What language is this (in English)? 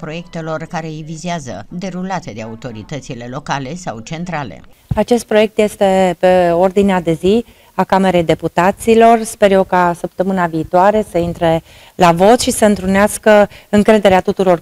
Romanian